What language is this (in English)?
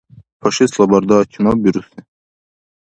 Dargwa